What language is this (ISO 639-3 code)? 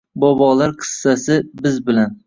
uzb